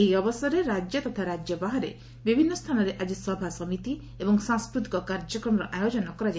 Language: Odia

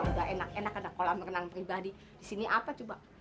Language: Indonesian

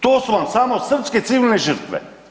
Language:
Croatian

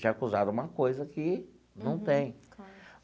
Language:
Portuguese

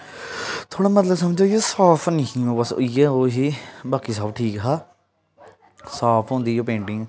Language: Dogri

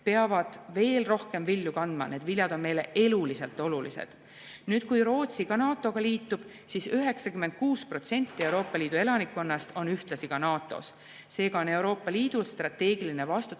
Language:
Estonian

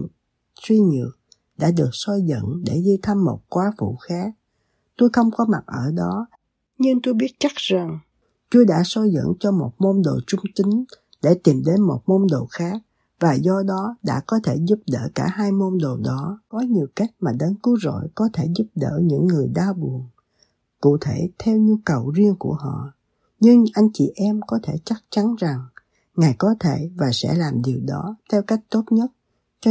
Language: Vietnamese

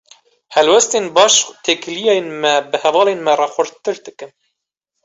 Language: Kurdish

